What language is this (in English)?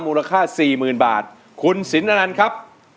Thai